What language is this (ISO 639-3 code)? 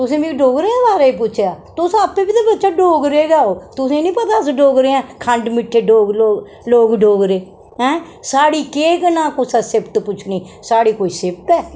doi